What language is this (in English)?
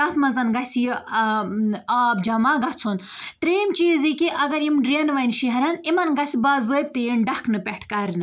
Kashmiri